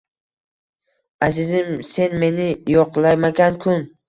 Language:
Uzbek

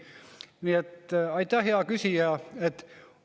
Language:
Estonian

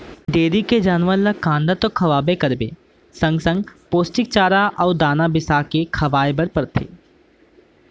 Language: Chhattisgarhi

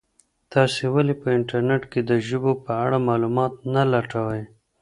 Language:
Pashto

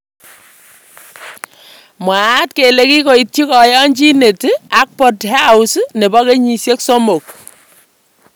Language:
Kalenjin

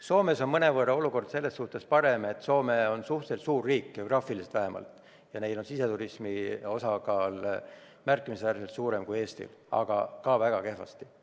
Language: Estonian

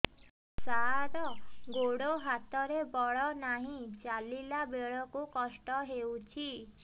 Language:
Odia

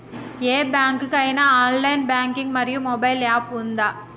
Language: Telugu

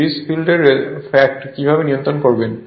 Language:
Bangla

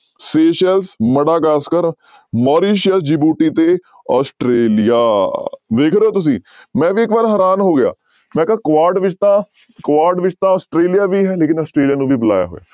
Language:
Punjabi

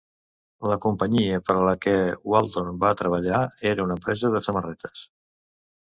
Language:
Catalan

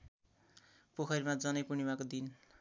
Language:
Nepali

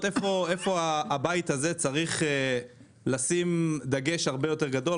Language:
Hebrew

